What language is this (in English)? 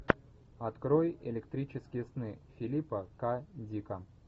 Russian